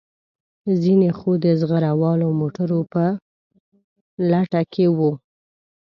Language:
Pashto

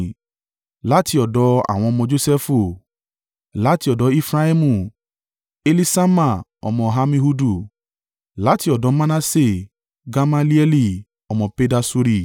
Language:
Yoruba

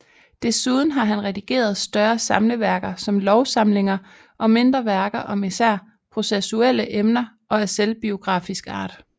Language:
Danish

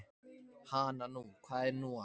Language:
Icelandic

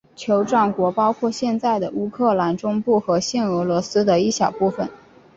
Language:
Chinese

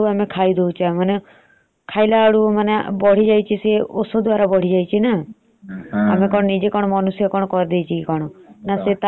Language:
Odia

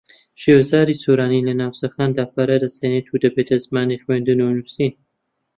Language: Central Kurdish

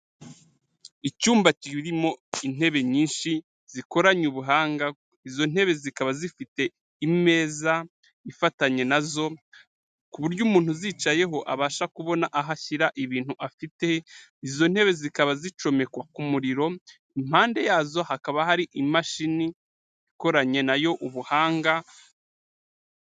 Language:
Kinyarwanda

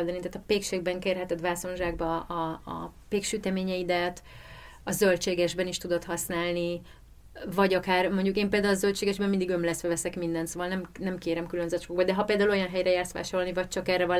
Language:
Hungarian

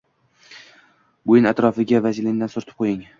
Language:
Uzbek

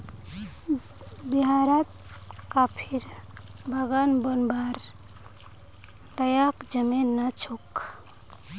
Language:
Magahi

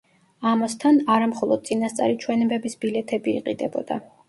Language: Georgian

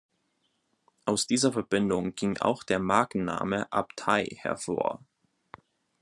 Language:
German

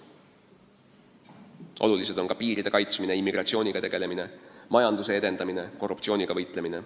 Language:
Estonian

